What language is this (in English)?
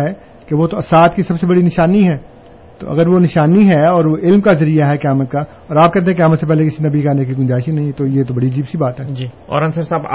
Urdu